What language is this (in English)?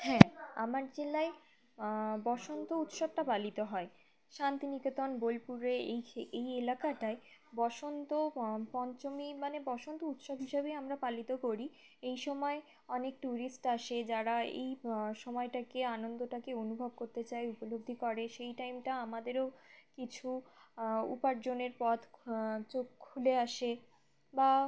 Bangla